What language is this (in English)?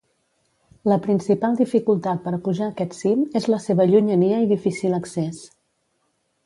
Catalan